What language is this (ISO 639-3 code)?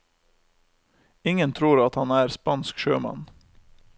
nor